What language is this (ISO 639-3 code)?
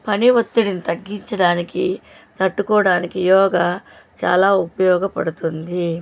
tel